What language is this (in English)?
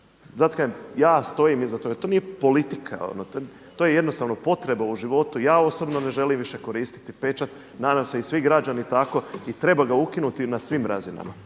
Croatian